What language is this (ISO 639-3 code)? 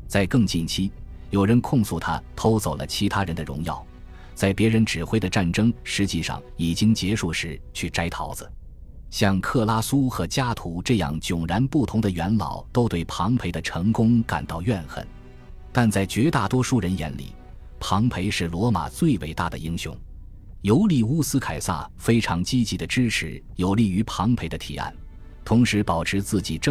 zho